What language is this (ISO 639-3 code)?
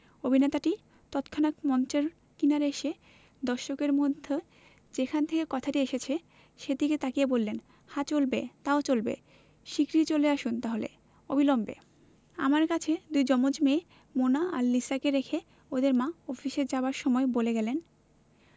ben